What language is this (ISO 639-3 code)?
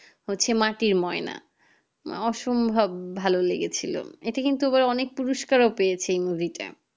ben